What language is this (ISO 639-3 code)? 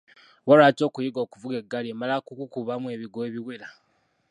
lug